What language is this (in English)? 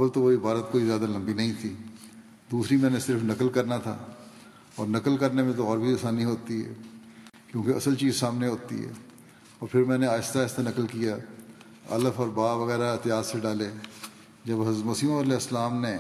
Urdu